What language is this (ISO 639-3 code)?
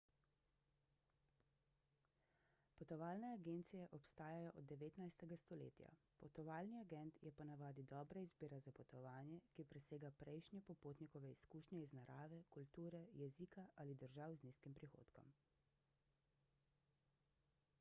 slv